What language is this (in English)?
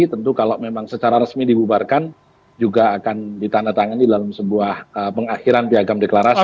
Indonesian